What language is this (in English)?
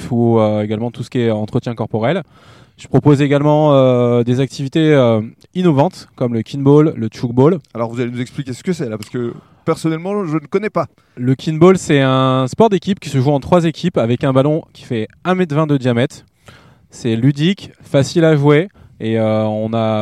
French